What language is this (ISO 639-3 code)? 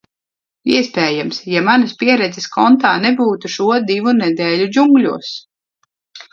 lav